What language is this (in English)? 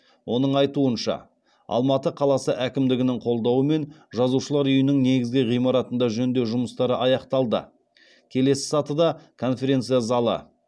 Kazakh